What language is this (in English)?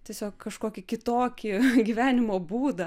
Lithuanian